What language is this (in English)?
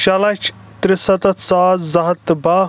Kashmiri